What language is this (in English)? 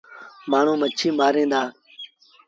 Sindhi Bhil